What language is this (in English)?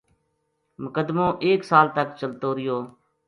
Gujari